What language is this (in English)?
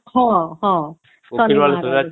Odia